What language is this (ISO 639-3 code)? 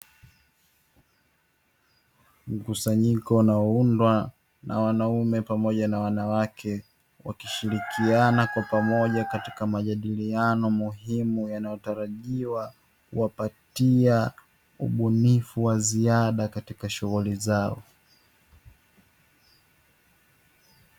swa